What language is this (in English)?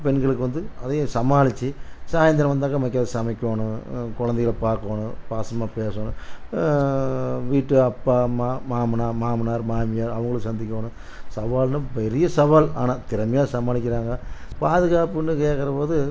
Tamil